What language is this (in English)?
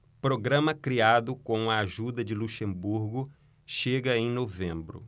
Portuguese